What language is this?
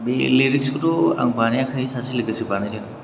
Bodo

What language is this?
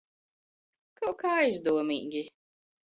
Latvian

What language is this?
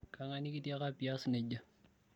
Masai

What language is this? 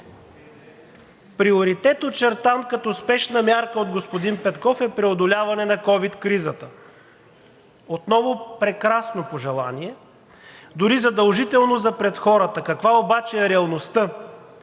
Bulgarian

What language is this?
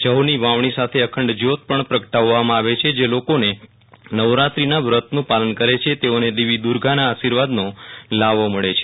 Gujarati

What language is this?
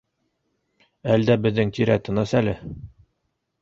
Bashkir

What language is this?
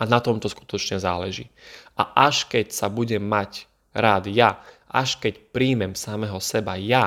Slovak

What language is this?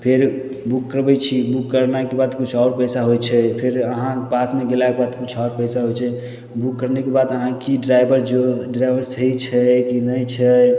Maithili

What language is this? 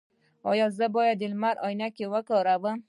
Pashto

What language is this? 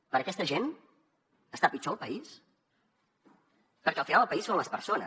Catalan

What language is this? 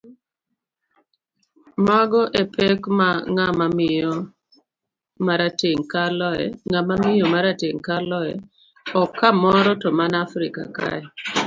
Luo (Kenya and Tanzania)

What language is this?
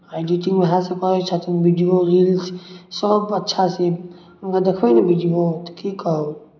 Maithili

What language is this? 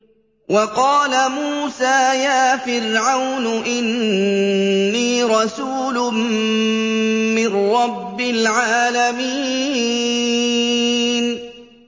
Arabic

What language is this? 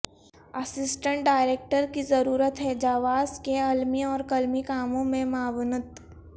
Urdu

